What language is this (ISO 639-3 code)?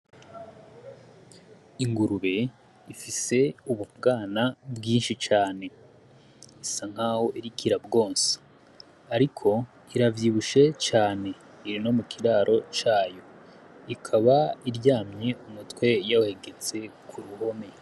run